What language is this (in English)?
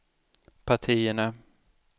Swedish